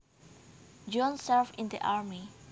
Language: Javanese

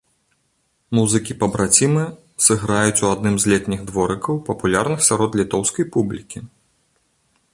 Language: Belarusian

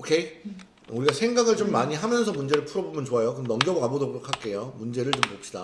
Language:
Korean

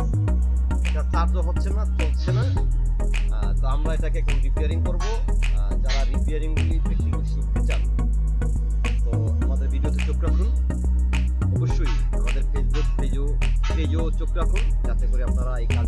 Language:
Bangla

